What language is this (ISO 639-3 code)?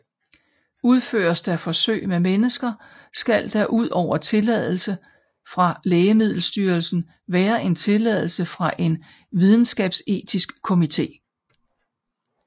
dan